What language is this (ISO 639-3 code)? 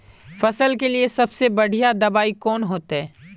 mag